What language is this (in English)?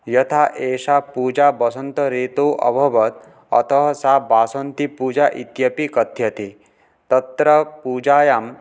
Sanskrit